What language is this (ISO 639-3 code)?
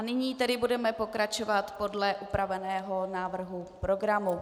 ces